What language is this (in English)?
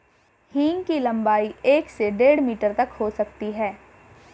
Hindi